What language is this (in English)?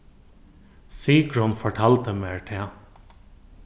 Faroese